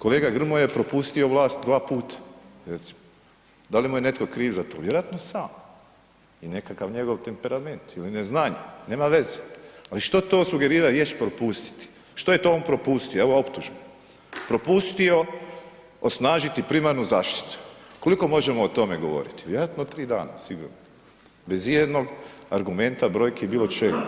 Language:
Croatian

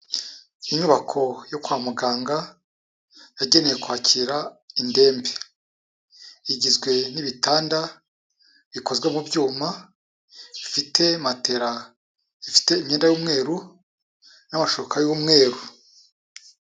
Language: Kinyarwanda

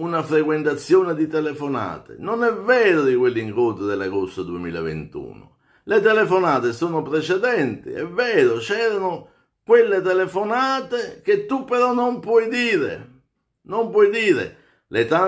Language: Italian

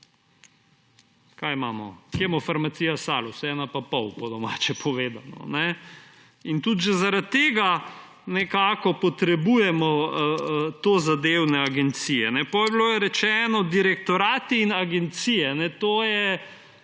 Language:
Slovenian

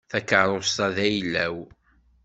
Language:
Kabyle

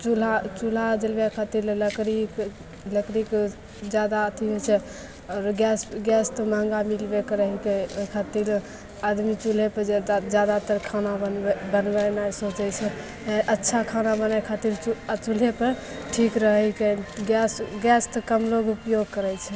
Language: Maithili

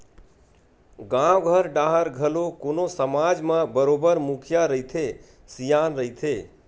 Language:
Chhattisgarhi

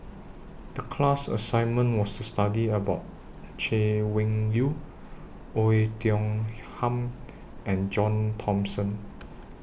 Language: English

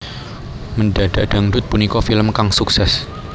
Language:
Javanese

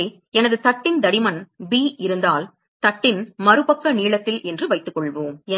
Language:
Tamil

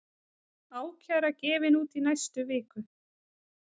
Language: Icelandic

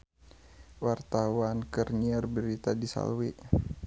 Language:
Sundanese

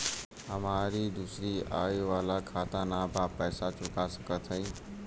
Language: Bhojpuri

